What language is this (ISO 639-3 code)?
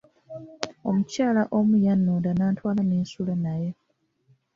lug